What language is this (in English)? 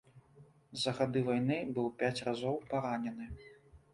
Belarusian